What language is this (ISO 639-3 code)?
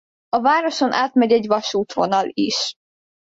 hun